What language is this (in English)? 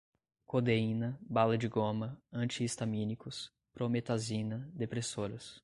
Portuguese